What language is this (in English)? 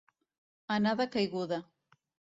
Catalan